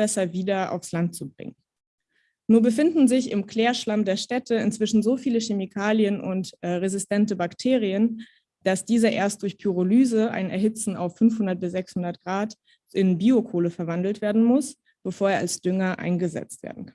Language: German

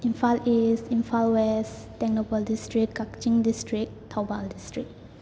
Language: Manipuri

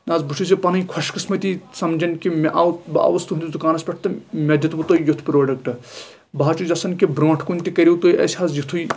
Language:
Kashmiri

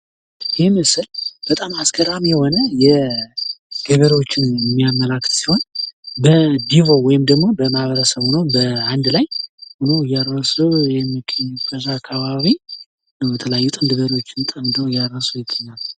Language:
Amharic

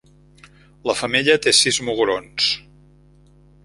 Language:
Catalan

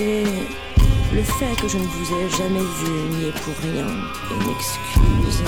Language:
French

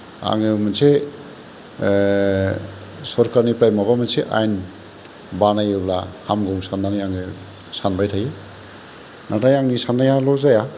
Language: Bodo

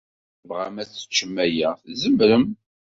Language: Kabyle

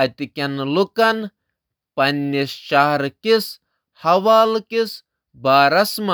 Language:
Kashmiri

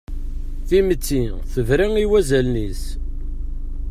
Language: Kabyle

